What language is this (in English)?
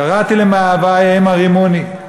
Hebrew